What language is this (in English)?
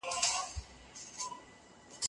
Pashto